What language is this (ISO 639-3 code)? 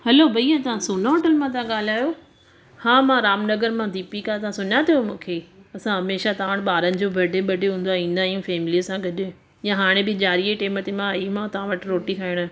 snd